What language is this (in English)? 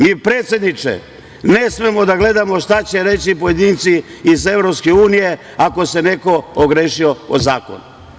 Serbian